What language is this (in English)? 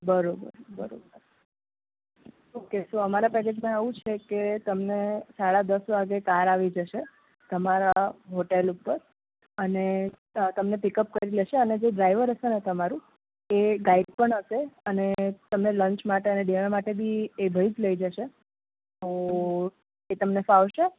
Gujarati